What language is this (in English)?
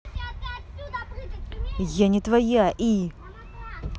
Russian